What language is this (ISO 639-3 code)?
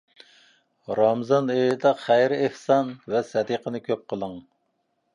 uig